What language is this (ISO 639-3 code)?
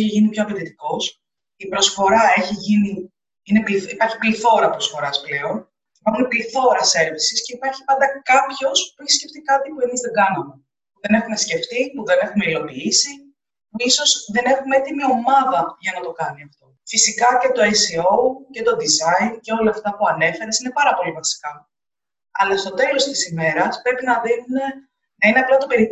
ell